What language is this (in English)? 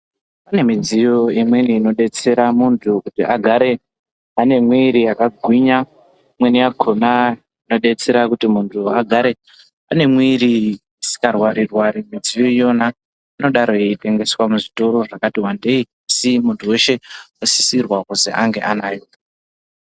Ndau